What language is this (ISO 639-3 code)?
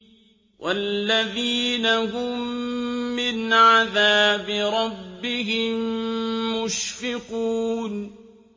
ara